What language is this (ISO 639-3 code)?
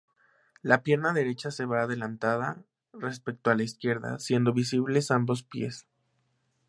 spa